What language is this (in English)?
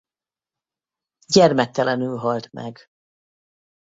Hungarian